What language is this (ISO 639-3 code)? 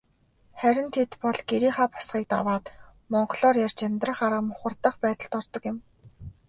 mon